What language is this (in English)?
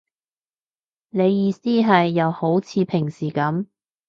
Cantonese